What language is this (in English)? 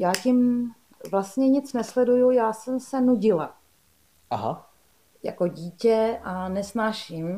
Czech